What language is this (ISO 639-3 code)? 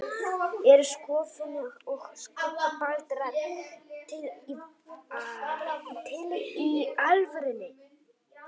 isl